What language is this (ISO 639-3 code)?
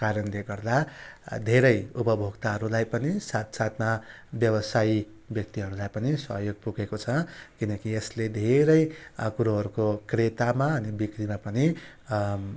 nep